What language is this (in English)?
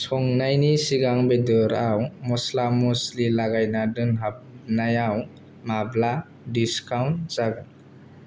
Bodo